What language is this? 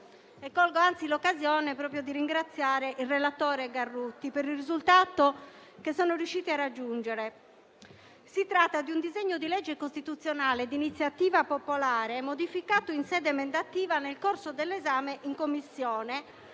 Italian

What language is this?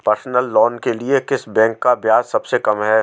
Hindi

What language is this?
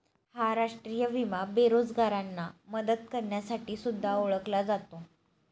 Marathi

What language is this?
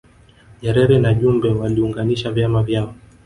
Swahili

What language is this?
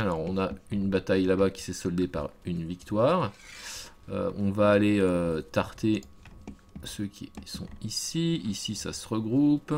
French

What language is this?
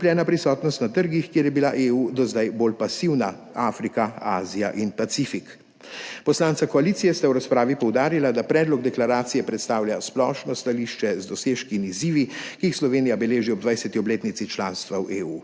Slovenian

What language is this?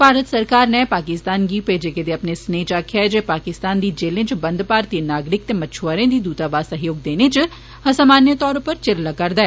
Dogri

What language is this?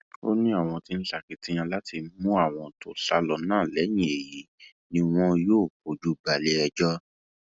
Yoruba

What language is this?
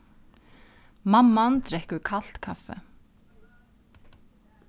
Faroese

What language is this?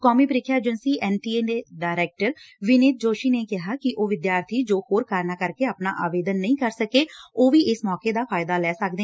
Punjabi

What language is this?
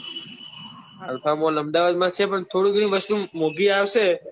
Gujarati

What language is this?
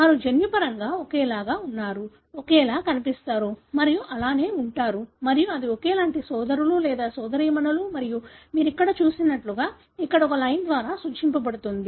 Telugu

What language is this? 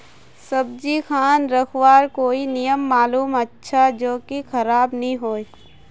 Magahi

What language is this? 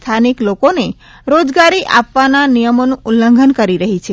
Gujarati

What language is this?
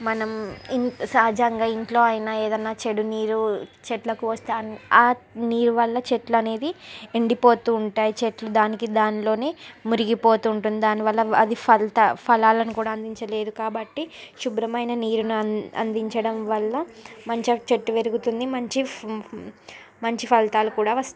Telugu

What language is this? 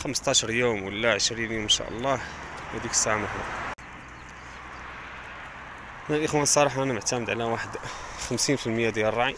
Arabic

